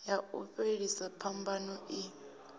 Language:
Venda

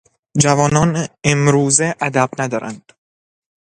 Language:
Persian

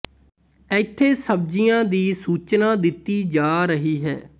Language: Punjabi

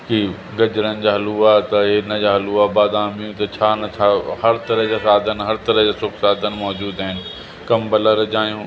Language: Sindhi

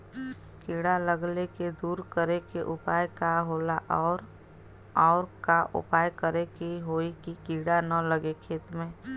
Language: Bhojpuri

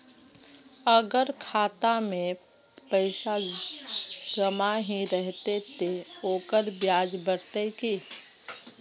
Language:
Magahi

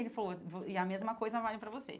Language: Portuguese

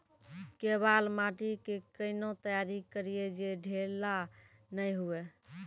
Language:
Maithili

